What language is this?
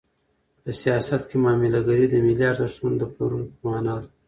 Pashto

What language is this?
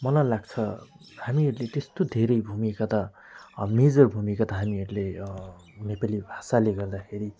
Nepali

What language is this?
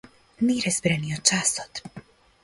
Macedonian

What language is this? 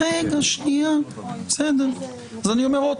Hebrew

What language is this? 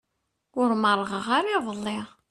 Kabyle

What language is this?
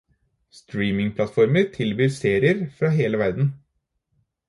Norwegian Bokmål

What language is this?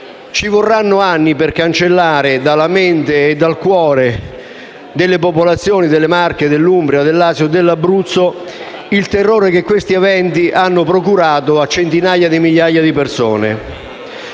Italian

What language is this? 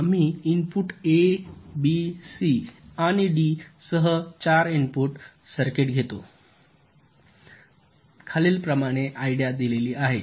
Marathi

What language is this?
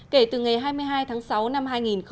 Vietnamese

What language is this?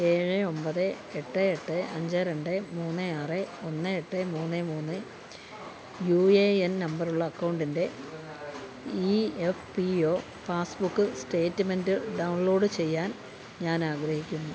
Malayalam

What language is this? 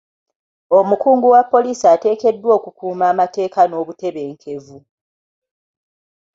Ganda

